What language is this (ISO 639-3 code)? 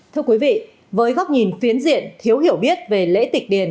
vie